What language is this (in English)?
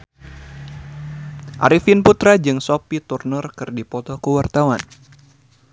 Sundanese